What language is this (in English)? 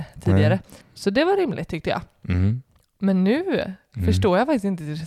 Swedish